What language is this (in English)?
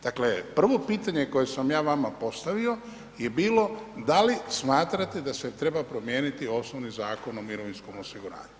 Croatian